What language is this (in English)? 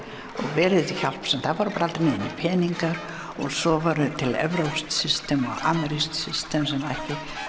Icelandic